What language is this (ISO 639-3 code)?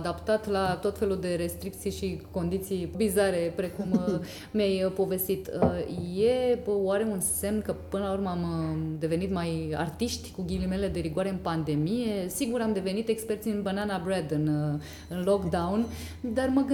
ron